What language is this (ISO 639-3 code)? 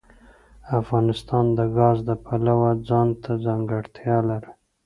pus